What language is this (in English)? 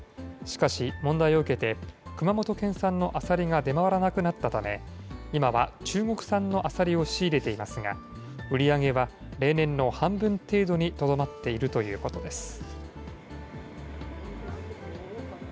Japanese